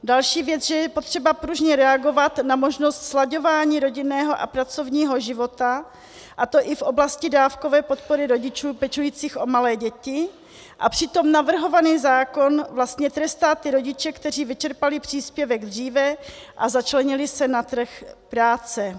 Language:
Czech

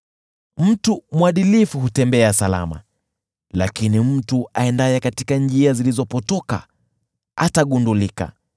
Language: Swahili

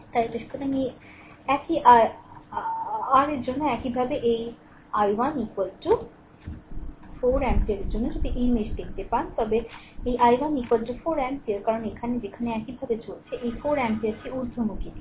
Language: Bangla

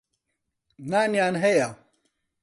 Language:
Central Kurdish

